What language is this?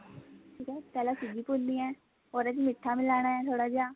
Punjabi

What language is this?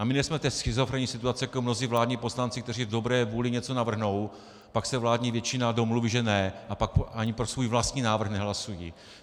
Czech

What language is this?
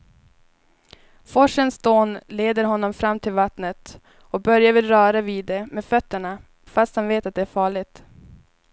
Swedish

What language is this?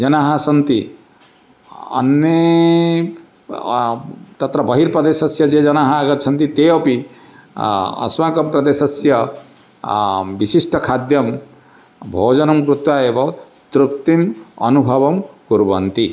Sanskrit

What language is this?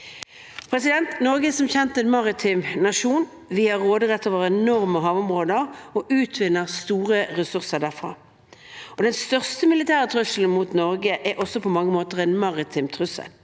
Norwegian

